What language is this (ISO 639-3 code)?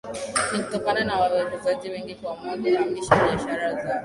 swa